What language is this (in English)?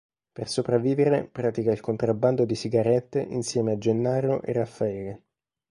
Italian